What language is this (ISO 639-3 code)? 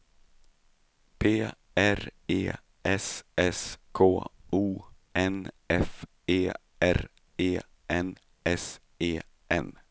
swe